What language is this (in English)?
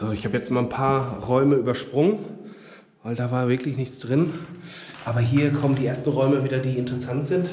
German